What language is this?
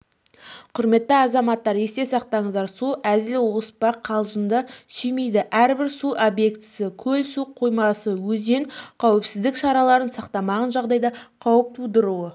Kazakh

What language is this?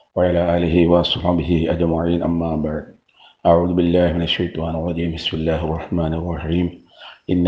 Malayalam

